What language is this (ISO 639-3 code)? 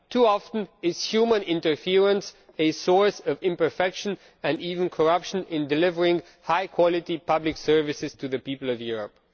eng